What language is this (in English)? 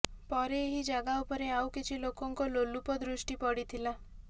Odia